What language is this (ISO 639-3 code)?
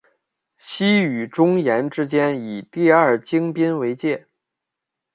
zho